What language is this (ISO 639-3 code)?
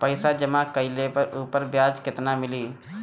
bho